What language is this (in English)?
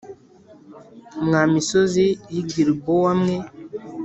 Kinyarwanda